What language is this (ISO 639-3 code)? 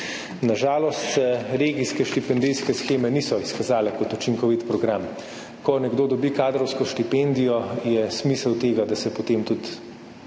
slv